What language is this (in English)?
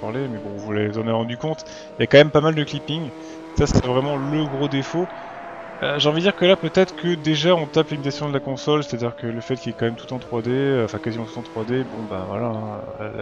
French